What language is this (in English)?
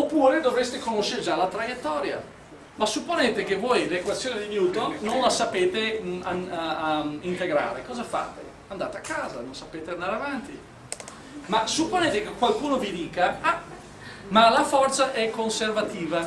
Italian